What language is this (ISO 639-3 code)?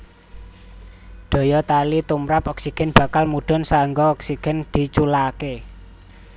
jav